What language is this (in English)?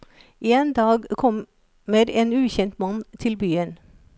Norwegian